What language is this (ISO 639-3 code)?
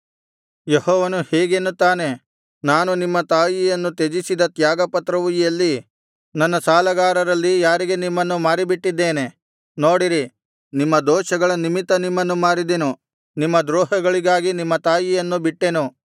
kan